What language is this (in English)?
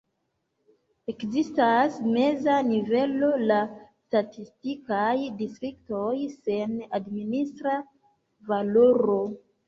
Esperanto